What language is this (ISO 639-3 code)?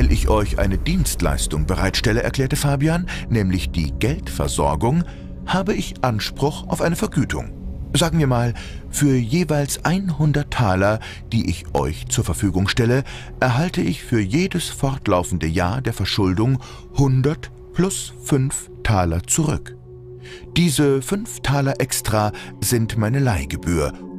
deu